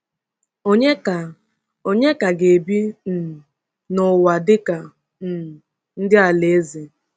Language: Igbo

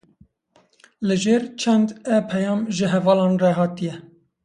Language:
Kurdish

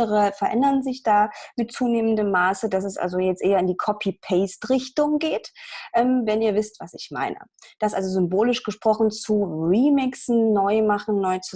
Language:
German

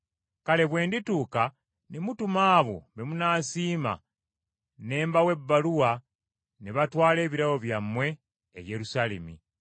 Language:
Ganda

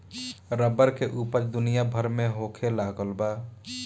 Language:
Bhojpuri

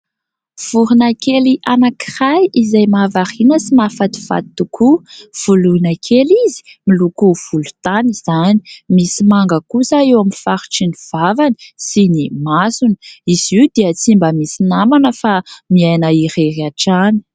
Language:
Malagasy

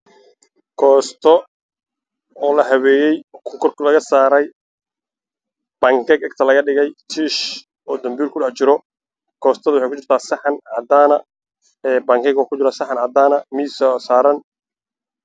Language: Somali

